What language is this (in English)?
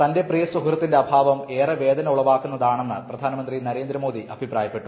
Malayalam